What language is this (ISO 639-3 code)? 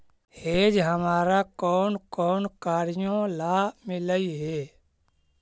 mag